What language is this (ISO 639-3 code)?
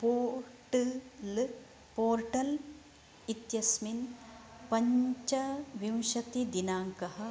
san